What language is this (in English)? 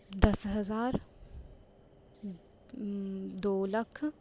Punjabi